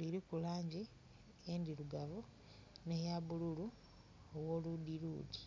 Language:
Soga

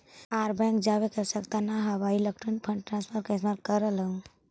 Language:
Magahi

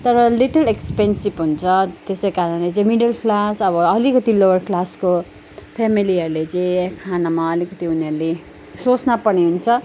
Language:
Nepali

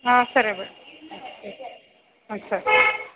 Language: Kannada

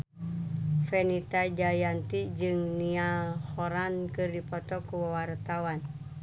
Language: Sundanese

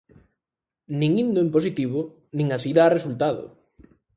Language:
Galician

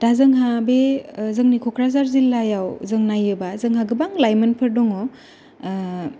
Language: Bodo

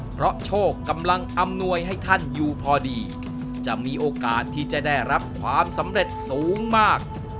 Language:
Thai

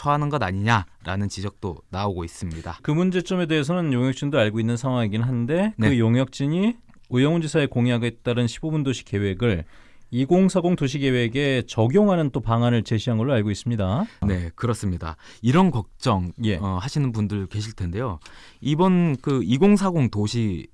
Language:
Korean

